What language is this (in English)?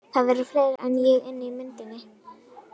Icelandic